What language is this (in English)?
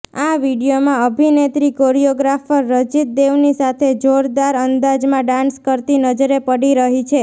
Gujarati